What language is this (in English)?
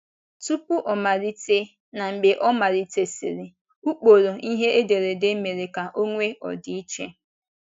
Igbo